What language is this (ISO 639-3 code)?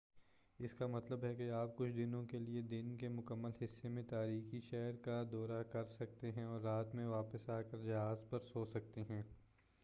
urd